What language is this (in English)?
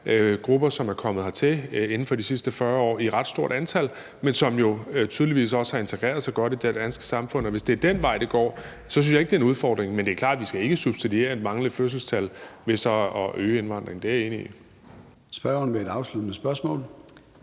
Danish